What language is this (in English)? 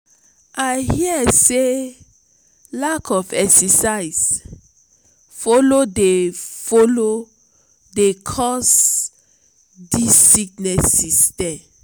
Nigerian Pidgin